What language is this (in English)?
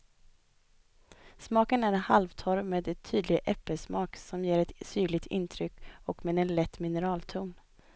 Swedish